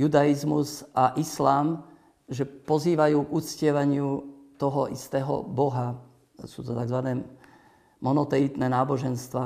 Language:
Slovak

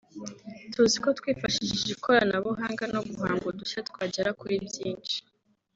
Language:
Kinyarwanda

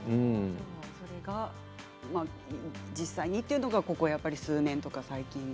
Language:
Japanese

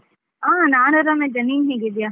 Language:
Kannada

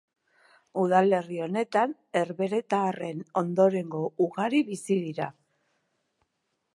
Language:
Basque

